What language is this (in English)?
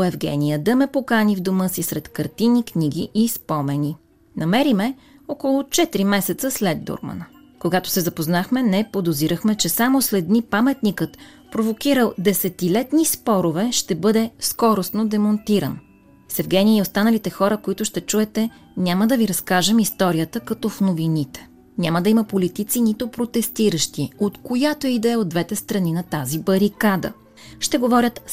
Bulgarian